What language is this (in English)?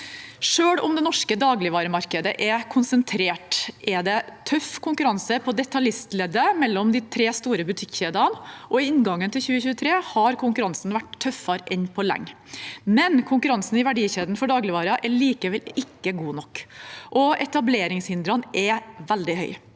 Norwegian